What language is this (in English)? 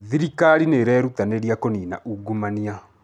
Kikuyu